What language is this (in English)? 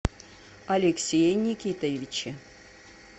Russian